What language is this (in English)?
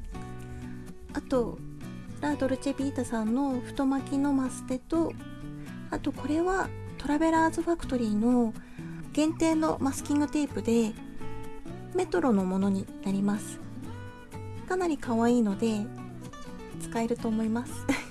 Japanese